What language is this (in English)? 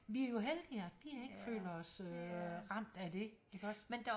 Danish